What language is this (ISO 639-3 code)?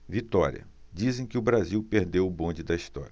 por